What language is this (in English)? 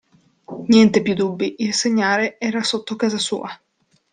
Italian